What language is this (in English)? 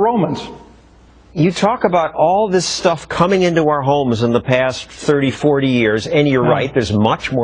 English